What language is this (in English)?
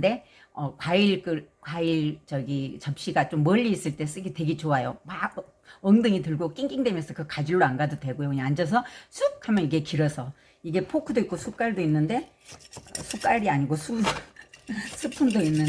Korean